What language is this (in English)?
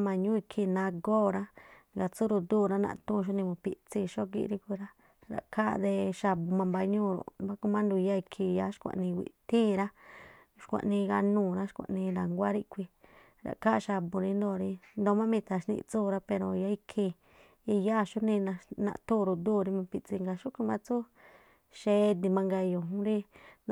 Tlacoapa Me'phaa